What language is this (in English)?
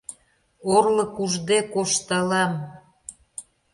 Mari